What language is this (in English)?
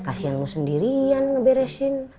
Indonesian